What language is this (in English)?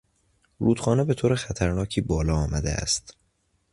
Persian